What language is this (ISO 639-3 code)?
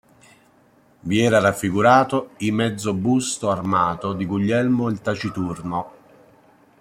ita